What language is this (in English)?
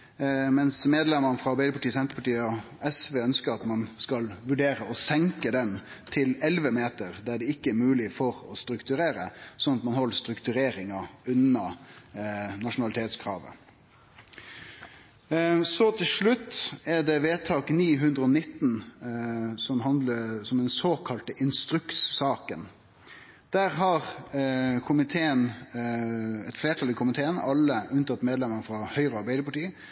Norwegian Nynorsk